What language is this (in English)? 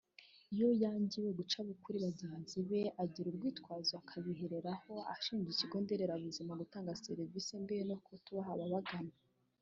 Kinyarwanda